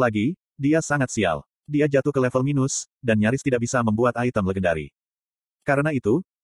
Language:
Indonesian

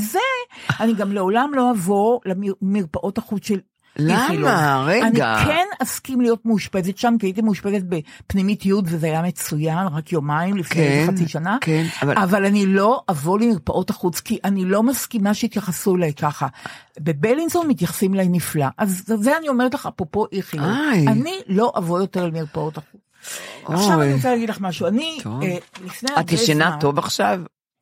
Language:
Hebrew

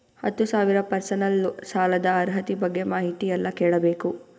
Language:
Kannada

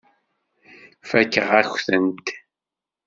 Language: Kabyle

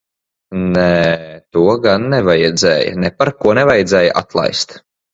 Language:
Latvian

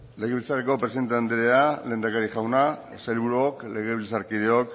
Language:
Basque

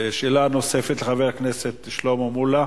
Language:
Hebrew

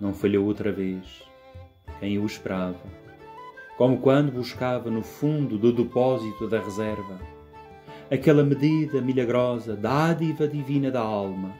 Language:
Portuguese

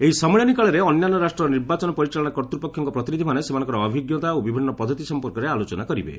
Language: Odia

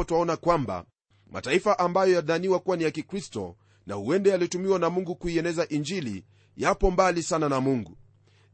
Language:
Swahili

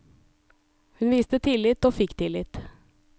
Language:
Norwegian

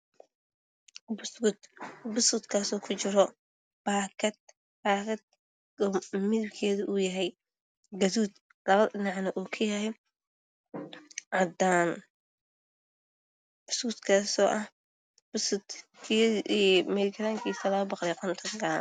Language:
Somali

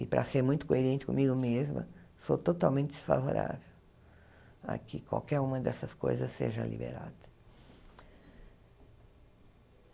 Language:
Portuguese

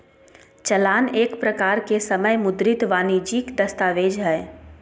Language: Magahi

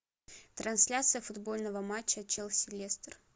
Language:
Russian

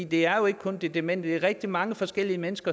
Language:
Danish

